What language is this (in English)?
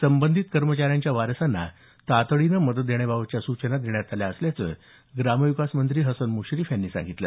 Marathi